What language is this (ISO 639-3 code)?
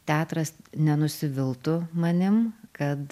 lit